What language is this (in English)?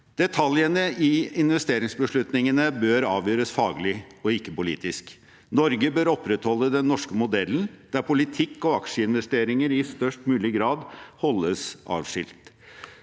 Norwegian